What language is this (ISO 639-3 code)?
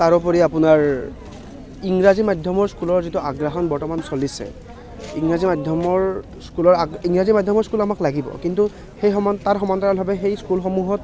asm